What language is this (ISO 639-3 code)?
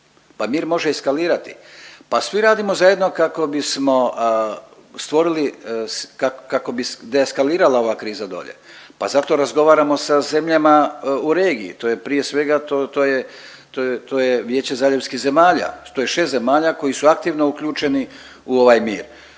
hrv